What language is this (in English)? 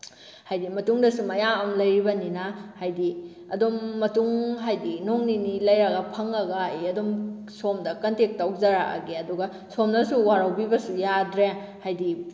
Manipuri